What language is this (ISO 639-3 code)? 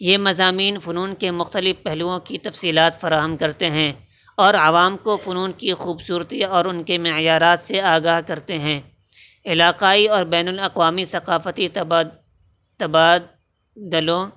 urd